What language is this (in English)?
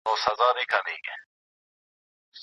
Pashto